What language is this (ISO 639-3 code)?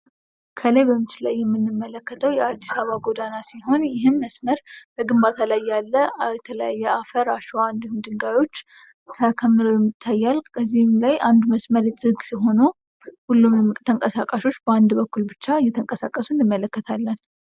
amh